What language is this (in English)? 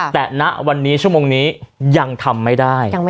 Thai